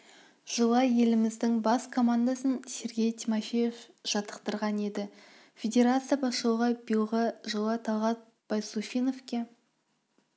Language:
Kazakh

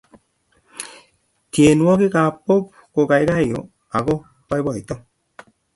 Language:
Kalenjin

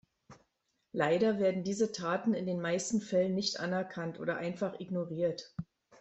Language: German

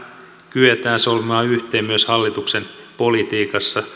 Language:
Finnish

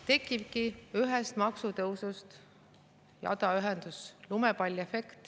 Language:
Estonian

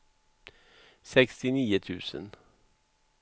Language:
Swedish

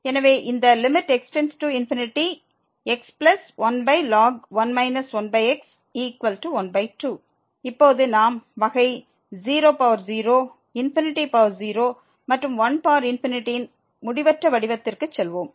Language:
Tamil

